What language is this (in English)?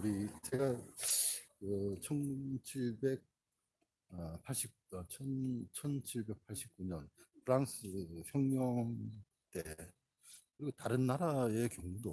Korean